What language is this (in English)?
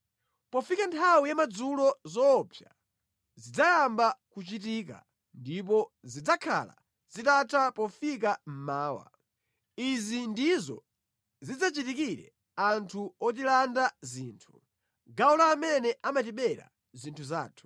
Nyanja